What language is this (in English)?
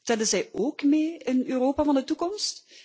Dutch